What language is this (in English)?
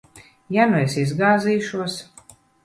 Latvian